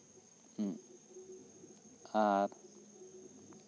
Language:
Santali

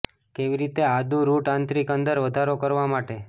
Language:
Gujarati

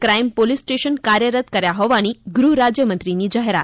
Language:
Gujarati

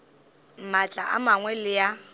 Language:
Northern Sotho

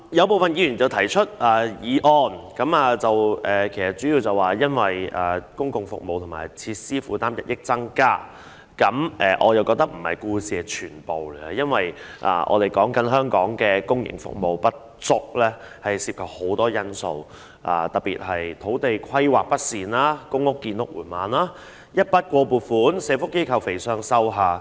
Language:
Cantonese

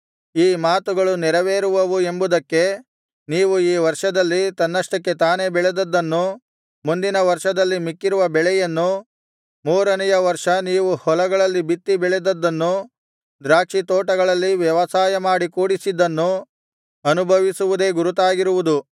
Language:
Kannada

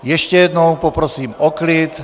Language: Czech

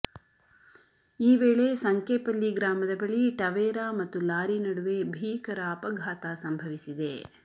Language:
Kannada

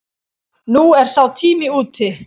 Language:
Icelandic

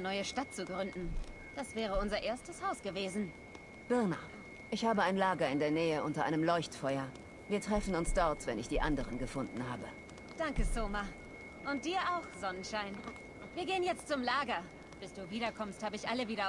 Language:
German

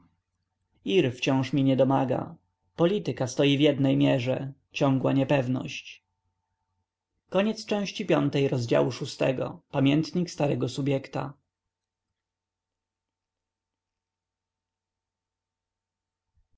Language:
Polish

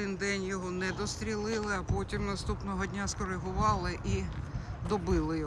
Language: Russian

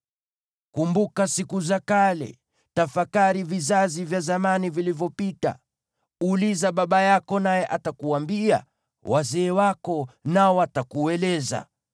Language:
Swahili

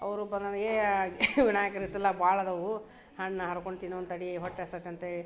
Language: Kannada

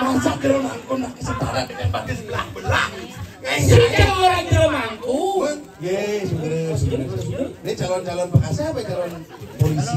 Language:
Indonesian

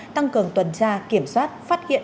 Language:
Vietnamese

